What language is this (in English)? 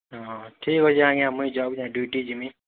Odia